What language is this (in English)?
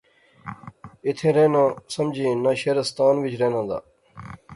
Pahari-Potwari